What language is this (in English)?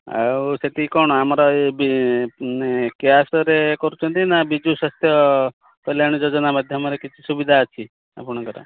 Odia